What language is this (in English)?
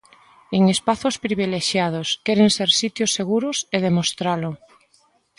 Galician